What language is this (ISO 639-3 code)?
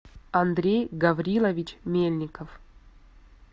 rus